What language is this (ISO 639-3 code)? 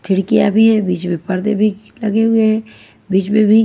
hin